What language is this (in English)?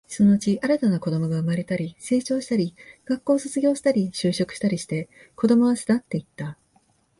Japanese